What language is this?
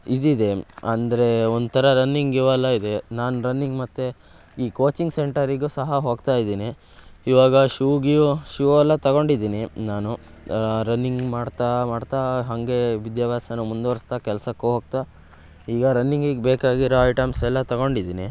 Kannada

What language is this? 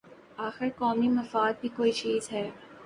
Urdu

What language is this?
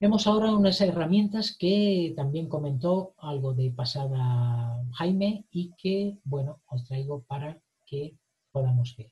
Spanish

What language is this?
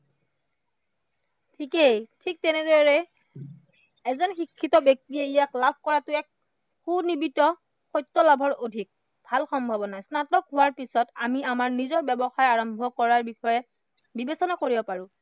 Assamese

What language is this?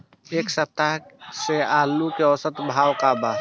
Bhojpuri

